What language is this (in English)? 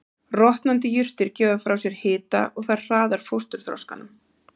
Icelandic